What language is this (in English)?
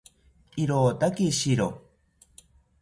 South Ucayali Ashéninka